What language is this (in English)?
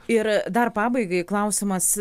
Lithuanian